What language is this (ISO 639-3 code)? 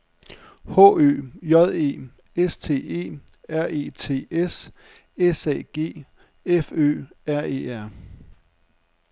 dan